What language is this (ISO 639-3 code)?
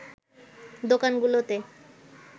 ben